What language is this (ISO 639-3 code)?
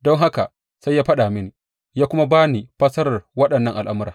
hau